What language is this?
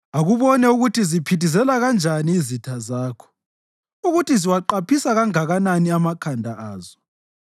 North Ndebele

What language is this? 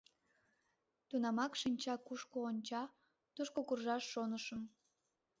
Mari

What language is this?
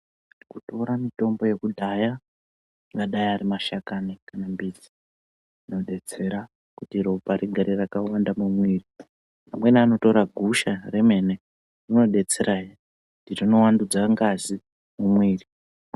Ndau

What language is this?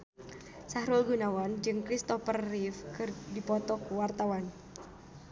Sundanese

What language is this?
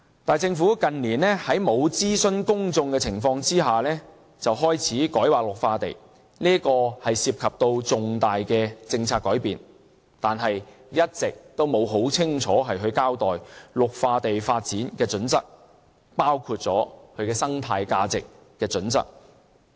Cantonese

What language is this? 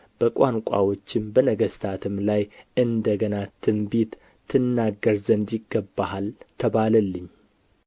Amharic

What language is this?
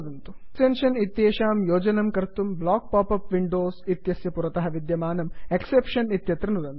Sanskrit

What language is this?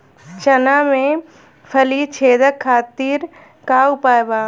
Bhojpuri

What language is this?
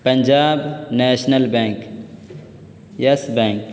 Urdu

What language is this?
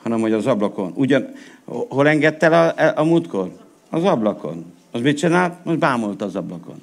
Hungarian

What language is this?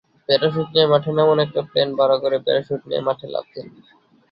Bangla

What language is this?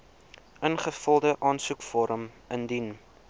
Afrikaans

